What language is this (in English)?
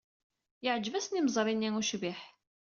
Kabyle